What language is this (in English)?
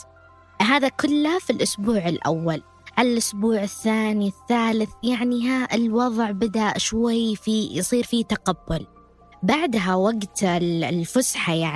Arabic